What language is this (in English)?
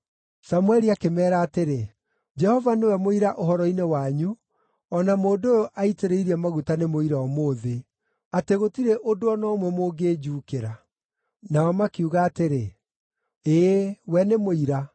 Kikuyu